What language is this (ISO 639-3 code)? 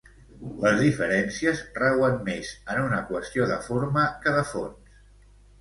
cat